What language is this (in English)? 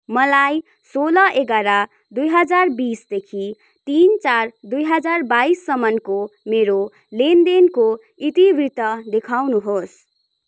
Nepali